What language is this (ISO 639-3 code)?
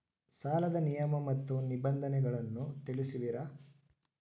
kan